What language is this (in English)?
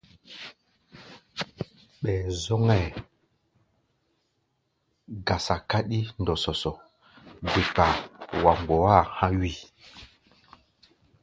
Gbaya